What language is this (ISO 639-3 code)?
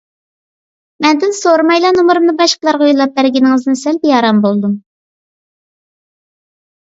uig